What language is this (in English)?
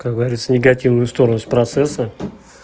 Russian